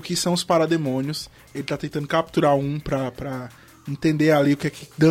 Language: Portuguese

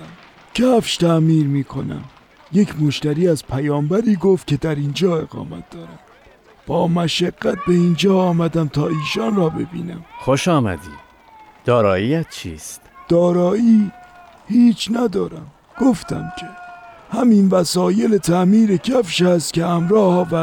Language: Persian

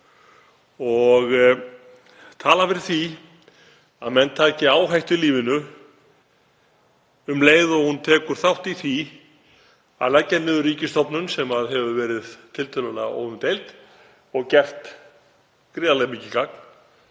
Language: Icelandic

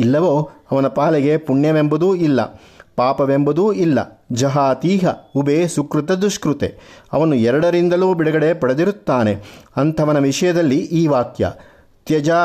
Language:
Kannada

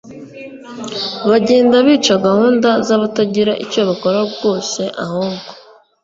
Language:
Kinyarwanda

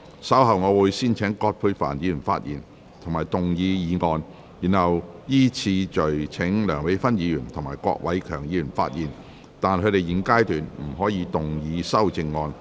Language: Cantonese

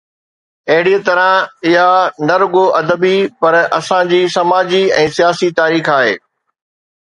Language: Sindhi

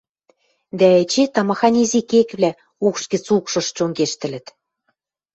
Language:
Western Mari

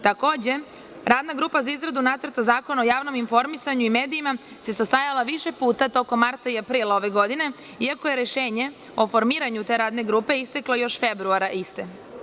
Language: Serbian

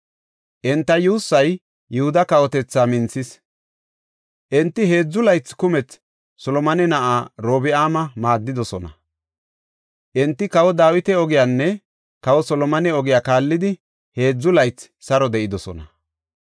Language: Gofa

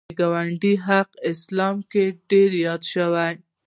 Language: Pashto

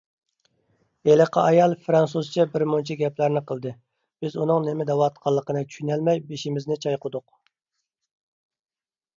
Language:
Uyghur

